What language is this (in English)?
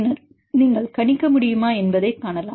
Tamil